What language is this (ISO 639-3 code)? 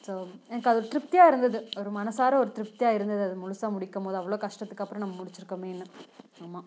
tam